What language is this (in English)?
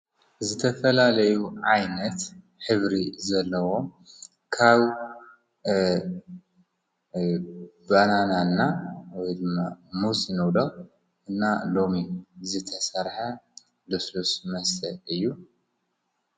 Tigrinya